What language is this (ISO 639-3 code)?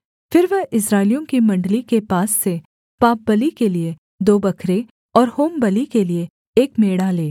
hin